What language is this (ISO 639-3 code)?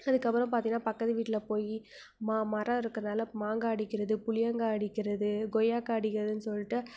tam